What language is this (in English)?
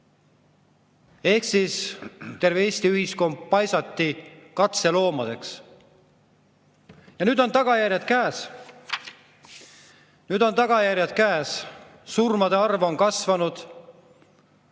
Estonian